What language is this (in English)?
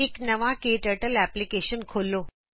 Punjabi